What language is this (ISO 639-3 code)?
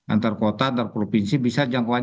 ind